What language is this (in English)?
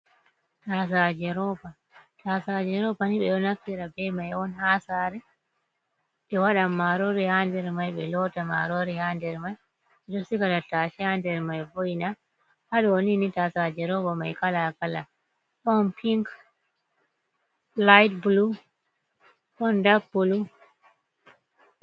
Fula